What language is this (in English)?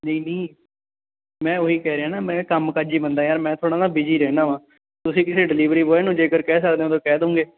Punjabi